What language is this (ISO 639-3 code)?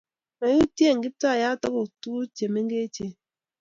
kln